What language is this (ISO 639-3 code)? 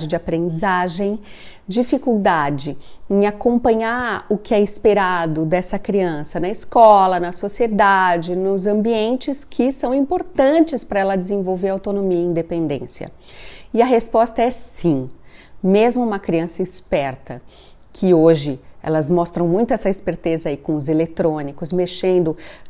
por